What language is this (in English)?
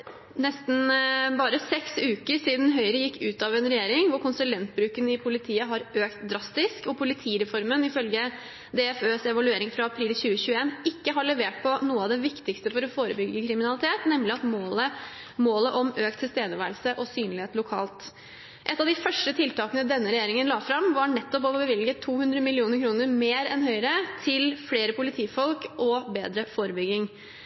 Norwegian Bokmål